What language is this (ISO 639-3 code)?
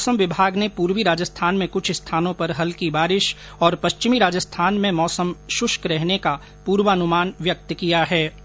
hin